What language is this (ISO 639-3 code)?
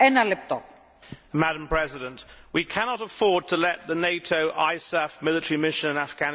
eng